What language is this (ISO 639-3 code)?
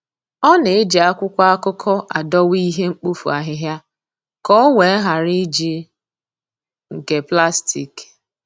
ibo